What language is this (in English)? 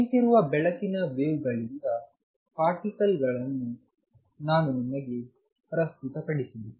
Kannada